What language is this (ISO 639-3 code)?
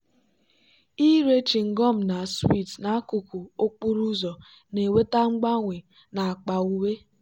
ibo